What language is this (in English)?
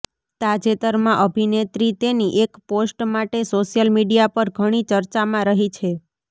Gujarati